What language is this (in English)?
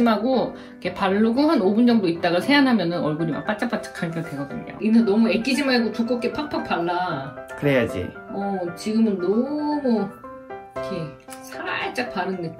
Korean